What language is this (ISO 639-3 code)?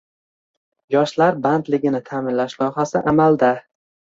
uzb